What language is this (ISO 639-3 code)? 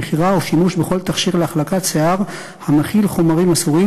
heb